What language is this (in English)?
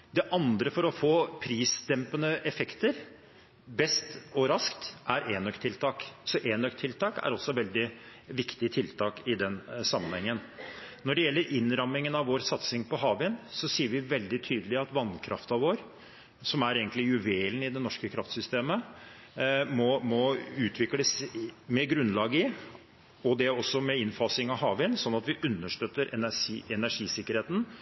Norwegian Bokmål